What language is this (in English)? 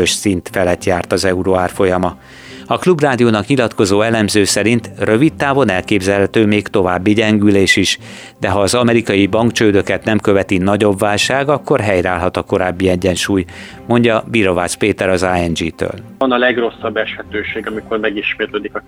Hungarian